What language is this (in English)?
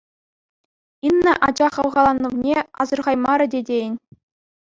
Chuvash